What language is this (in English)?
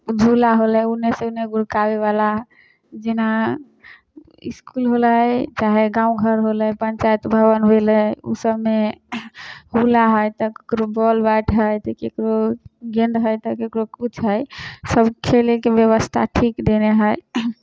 Maithili